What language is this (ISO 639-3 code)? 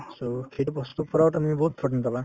asm